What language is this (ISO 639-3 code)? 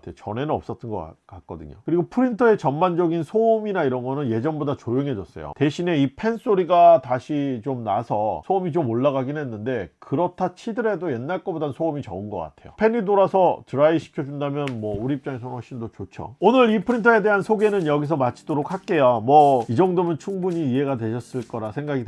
kor